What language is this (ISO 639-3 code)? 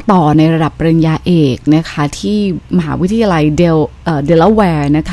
tha